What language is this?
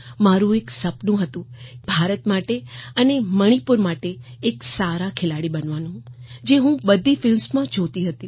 Gujarati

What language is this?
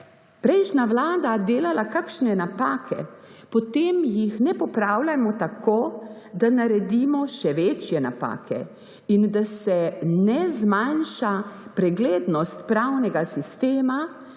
Slovenian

